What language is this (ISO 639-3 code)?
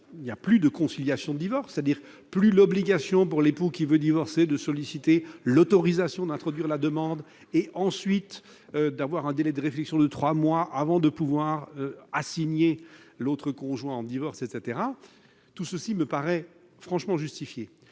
fra